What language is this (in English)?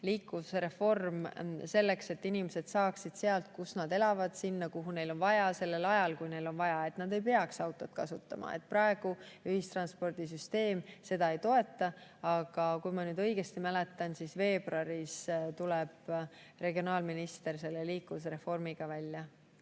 Estonian